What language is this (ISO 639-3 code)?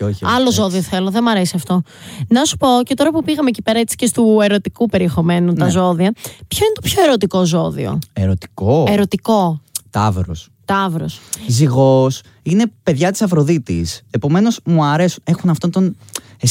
ell